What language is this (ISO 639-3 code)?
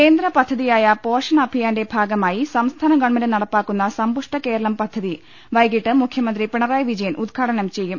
mal